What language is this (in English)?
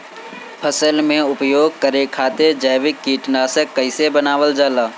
Bhojpuri